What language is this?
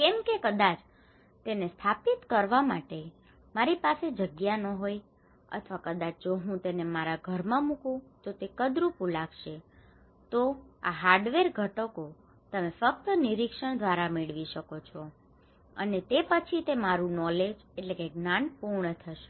Gujarati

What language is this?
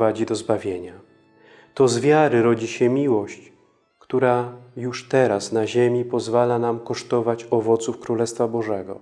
Polish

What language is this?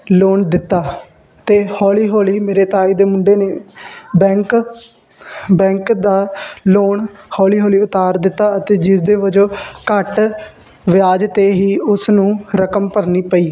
Punjabi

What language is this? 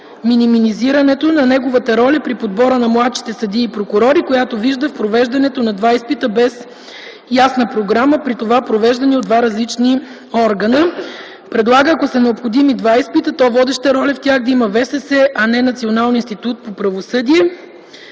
Bulgarian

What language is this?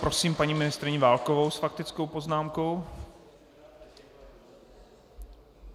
Czech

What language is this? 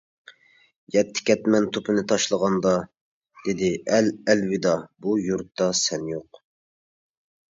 Uyghur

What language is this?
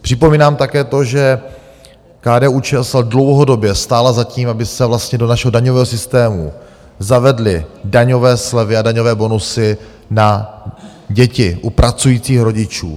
Czech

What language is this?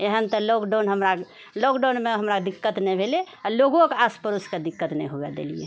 Maithili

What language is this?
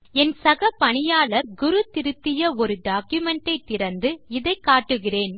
Tamil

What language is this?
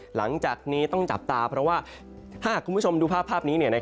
Thai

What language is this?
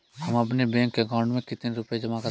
Hindi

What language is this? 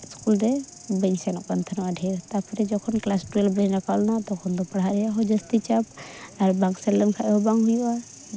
Santali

